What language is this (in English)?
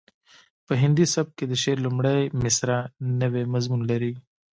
Pashto